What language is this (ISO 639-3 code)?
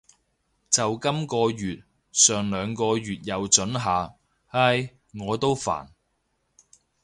yue